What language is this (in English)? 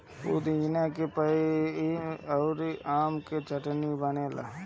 Bhojpuri